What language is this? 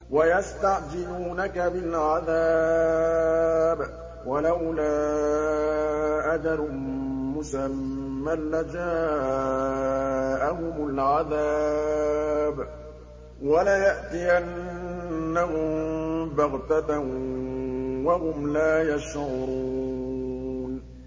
Arabic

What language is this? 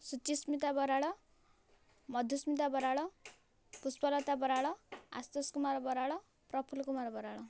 Odia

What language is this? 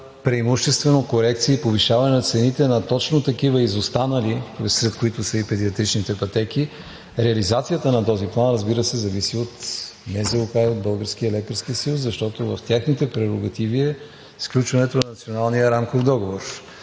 Bulgarian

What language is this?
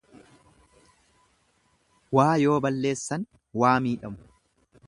Oromo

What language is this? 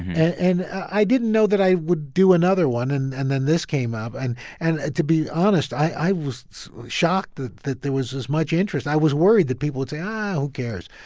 English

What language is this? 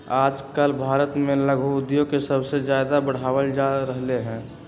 Magahi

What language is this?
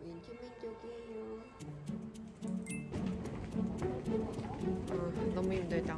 Korean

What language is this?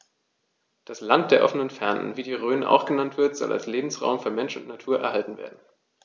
German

